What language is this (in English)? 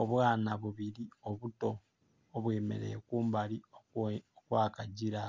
Soga